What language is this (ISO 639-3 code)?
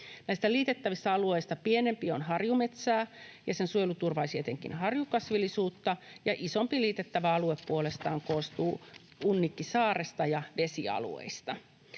fin